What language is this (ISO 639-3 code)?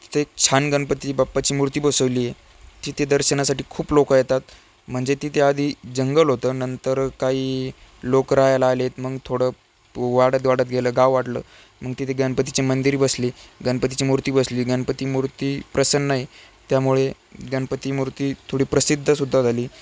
mar